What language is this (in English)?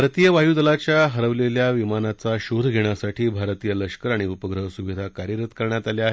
Marathi